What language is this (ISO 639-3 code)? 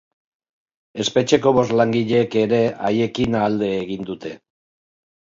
eus